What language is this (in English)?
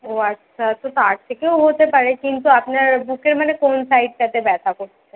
Bangla